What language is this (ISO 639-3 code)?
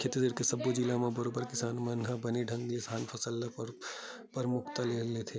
hne